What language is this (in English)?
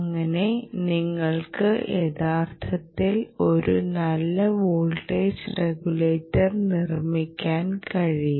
Malayalam